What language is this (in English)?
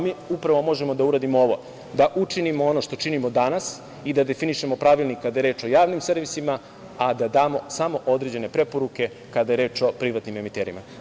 Serbian